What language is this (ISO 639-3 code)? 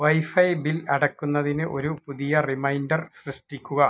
mal